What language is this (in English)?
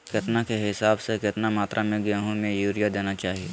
Magahi